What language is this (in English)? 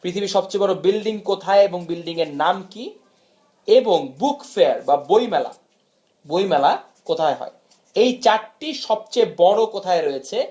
Bangla